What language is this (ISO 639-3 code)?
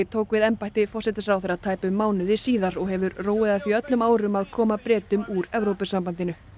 isl